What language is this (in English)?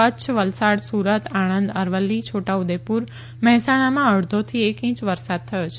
Gujarati